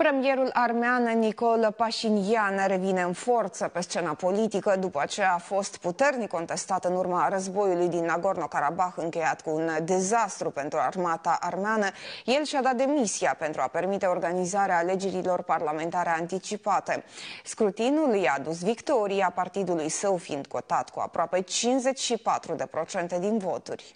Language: Romanian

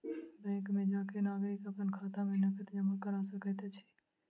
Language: Maithili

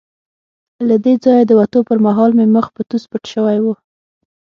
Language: Pashto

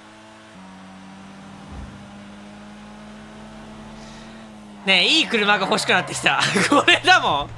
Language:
Japanese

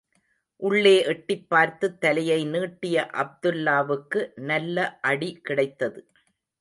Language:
Tamil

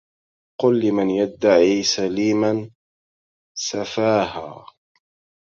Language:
Arabic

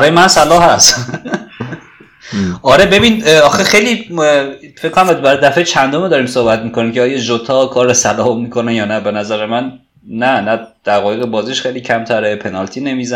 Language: Persian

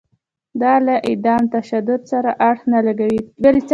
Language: Pashto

